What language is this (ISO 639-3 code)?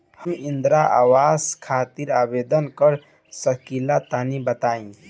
bho